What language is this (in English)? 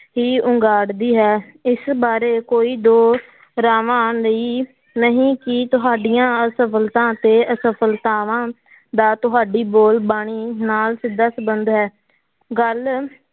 Punjabi